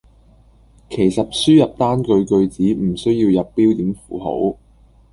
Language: Cantonese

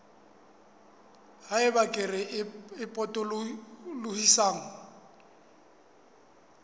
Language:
Southern Sotho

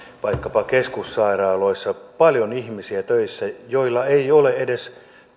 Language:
Finnish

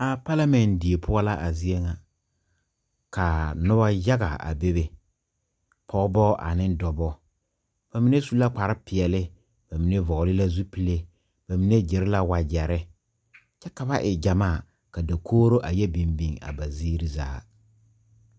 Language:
Southern Dagaare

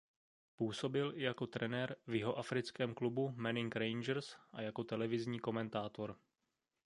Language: Czech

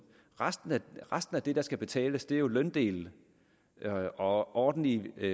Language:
Danish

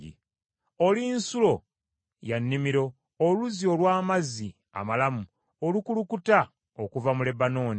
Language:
Ganda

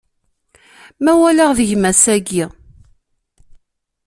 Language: Kabyle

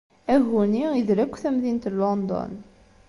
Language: Kabyle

